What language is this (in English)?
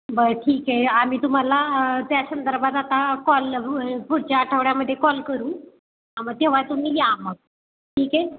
Marathi